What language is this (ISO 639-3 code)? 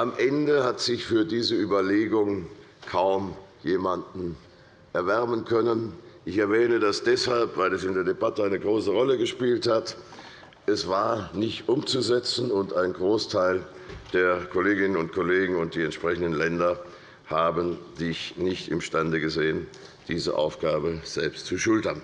deu